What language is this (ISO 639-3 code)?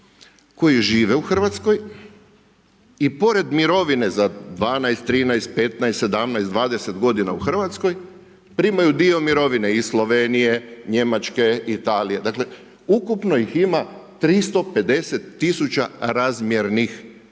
hrv